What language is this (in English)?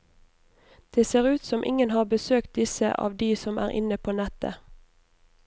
Norwegian